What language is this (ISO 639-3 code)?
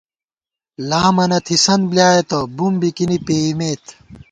gwt